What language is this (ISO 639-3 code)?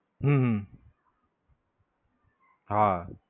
guj